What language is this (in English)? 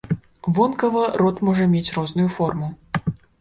Belarusian